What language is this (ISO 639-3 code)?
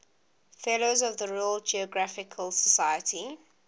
eng